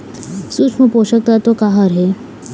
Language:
Chhattisgarhi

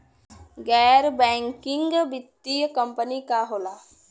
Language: Bhojpuri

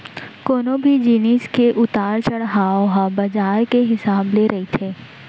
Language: Chhattisgarhi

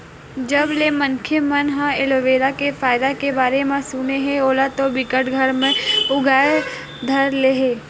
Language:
Chhattisgarhi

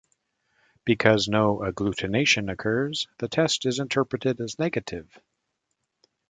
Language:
English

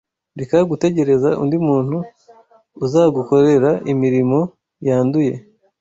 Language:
Kinyarwanda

